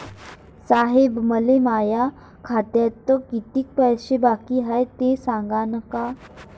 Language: Marathi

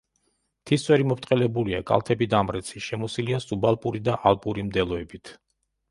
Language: Georgian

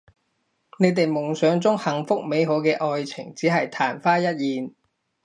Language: Cantonese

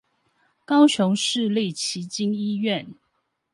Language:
Chinese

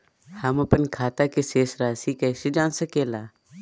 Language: Magahi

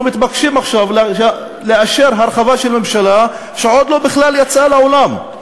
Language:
Hebrew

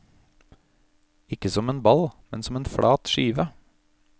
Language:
Norwegian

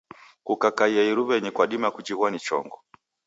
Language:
Taita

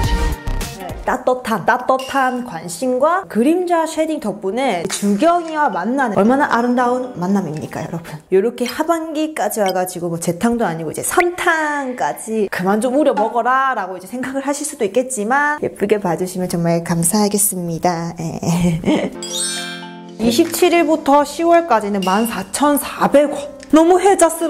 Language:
Korean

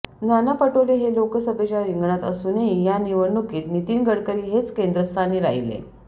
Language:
Marathi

